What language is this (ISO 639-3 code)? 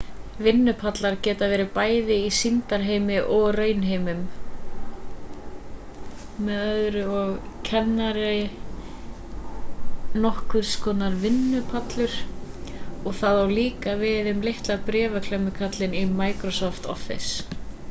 isl